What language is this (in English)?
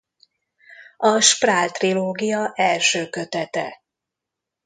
Hungarian